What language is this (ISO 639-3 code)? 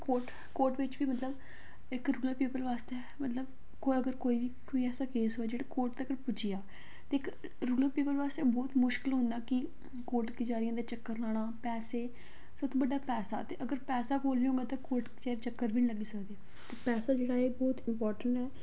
doi